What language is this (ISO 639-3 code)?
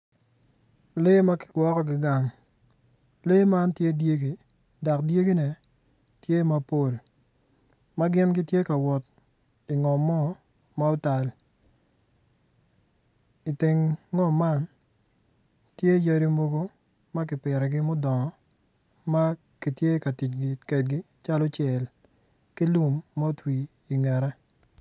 ach